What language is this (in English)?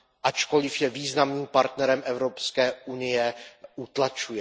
Czech